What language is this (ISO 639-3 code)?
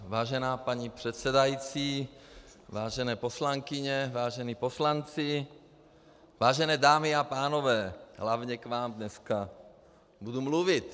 ces